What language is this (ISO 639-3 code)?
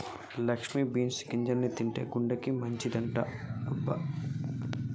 tel